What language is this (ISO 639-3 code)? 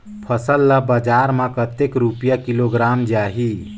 hne